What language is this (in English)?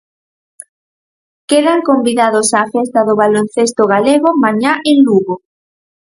Galician